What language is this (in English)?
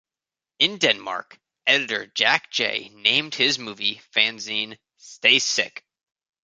English